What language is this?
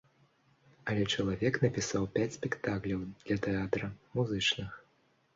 Belarusian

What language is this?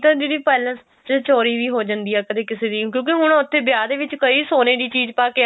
Punjabi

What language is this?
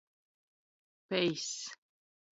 Latgalian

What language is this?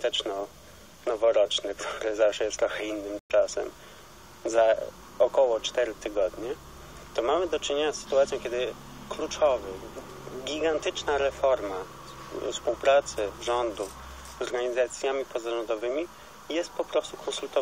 Polish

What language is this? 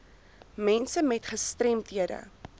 Afrikaans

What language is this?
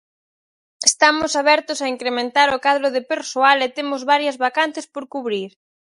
Galician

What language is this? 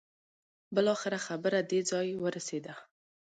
Pashto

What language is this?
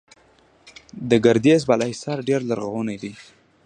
Pashto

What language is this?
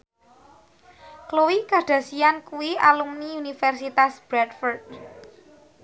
Javanese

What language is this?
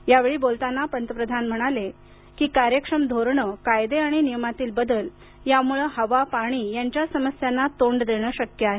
Marathi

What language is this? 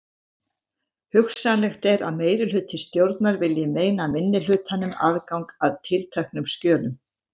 Icelandic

